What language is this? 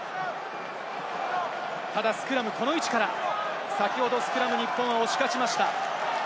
Japanese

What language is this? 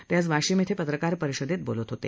Marathi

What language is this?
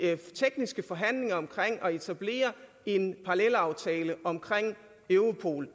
Danish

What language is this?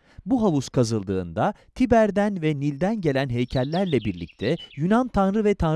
Turkish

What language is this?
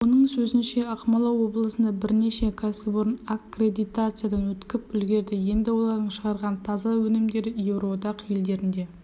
Kazakh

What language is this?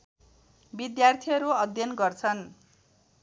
Nepali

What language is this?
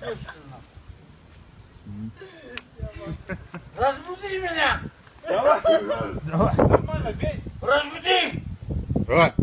Russian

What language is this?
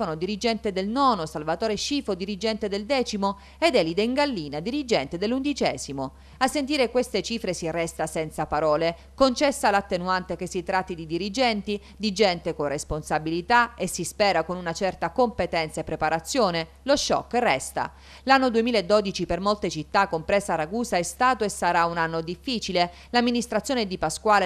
Italian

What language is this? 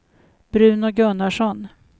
Swedish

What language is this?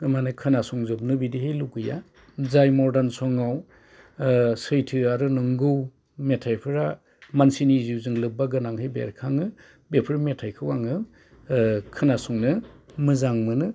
Bodo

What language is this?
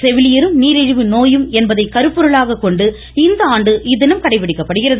Tamil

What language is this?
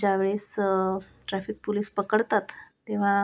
Marathi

